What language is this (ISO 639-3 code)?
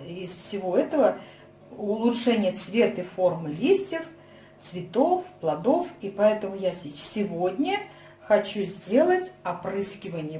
rus